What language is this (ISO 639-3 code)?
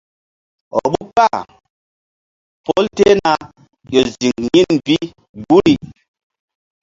mdd